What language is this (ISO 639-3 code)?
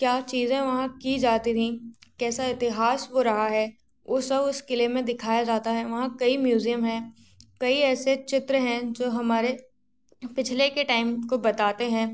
hin